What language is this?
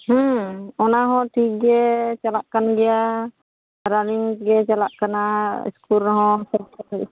Santali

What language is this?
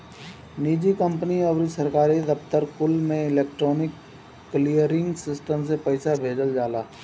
Bhojpuri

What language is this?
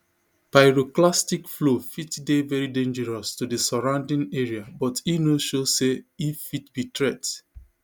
Nigerian Pidgin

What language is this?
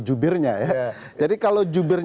Indonesian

